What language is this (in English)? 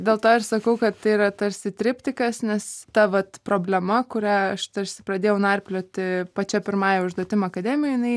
Lithuanian